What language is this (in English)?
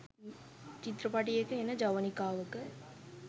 Sinhala